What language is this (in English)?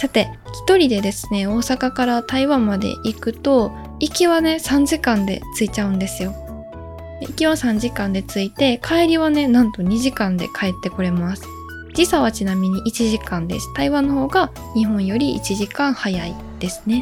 Japanese